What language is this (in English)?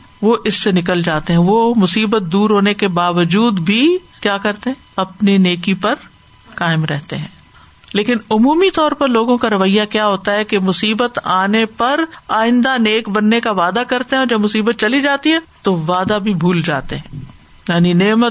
Urdu